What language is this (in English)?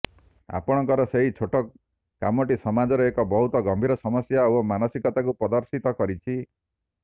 Odia